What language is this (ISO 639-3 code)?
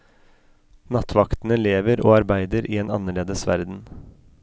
nor